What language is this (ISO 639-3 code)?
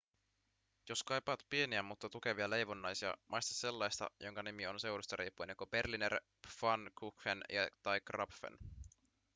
fin